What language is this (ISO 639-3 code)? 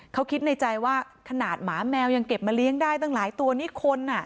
tha